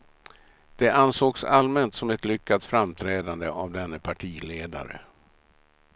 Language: Swedish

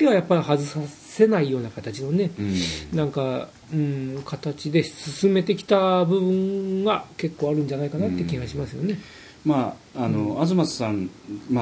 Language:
Japanese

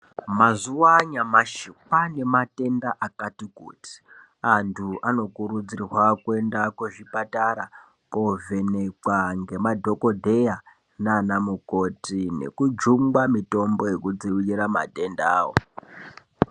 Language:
Ndau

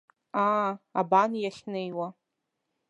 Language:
Abkhazian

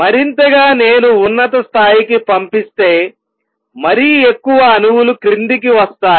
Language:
Telugu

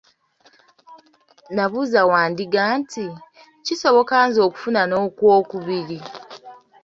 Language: Ganda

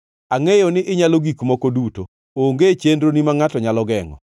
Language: Luo (Kenya and Tanzania)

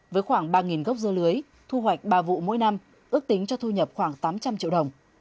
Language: Vietnamese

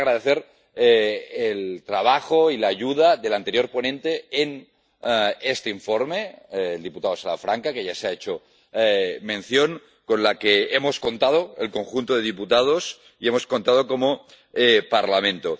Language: Spanish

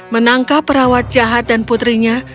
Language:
Indonesian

